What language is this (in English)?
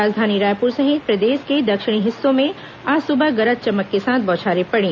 Hindi